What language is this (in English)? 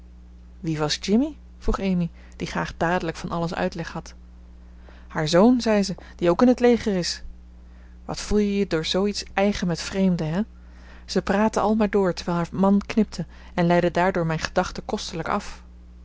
Dutch